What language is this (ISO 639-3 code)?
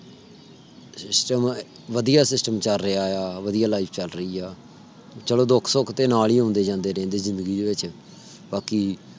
pan